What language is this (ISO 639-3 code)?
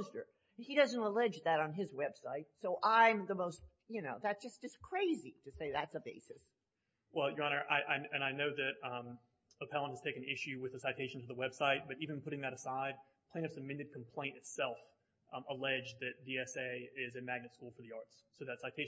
eng